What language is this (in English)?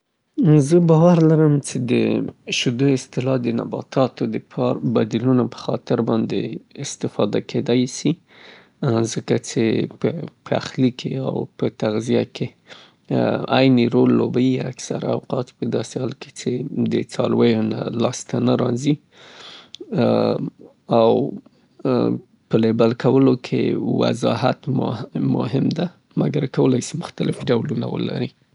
Southern Pashto